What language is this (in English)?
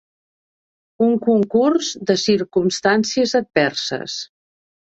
Catalan